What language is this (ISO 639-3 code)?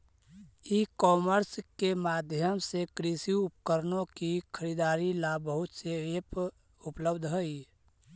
mag